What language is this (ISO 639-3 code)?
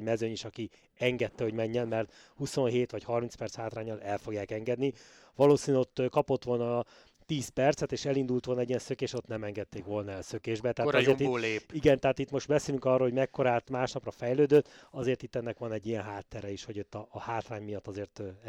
hun